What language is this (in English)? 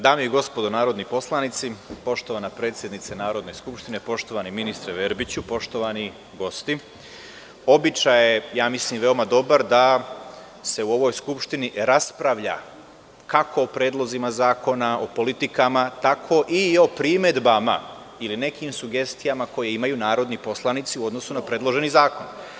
Serbian